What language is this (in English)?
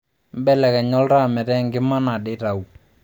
Masai